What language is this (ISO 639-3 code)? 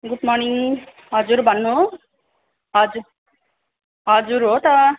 nep